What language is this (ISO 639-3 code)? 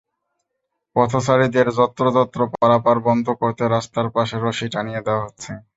ben